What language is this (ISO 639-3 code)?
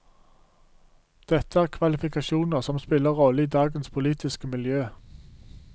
nor